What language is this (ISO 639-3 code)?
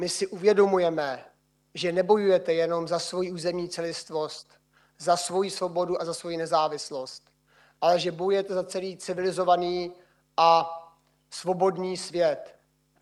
ces